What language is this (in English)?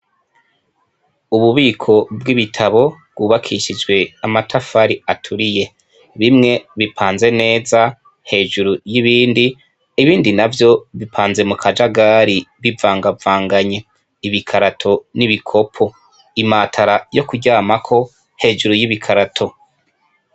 Rundi